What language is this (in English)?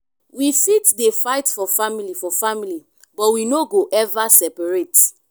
Nigerian Pidgin